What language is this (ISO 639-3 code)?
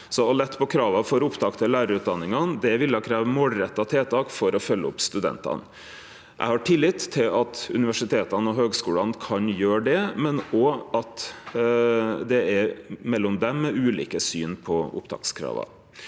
nor